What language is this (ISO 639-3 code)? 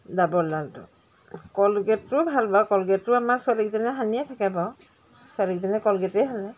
asm